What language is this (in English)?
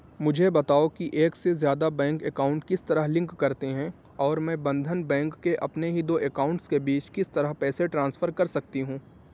Urdu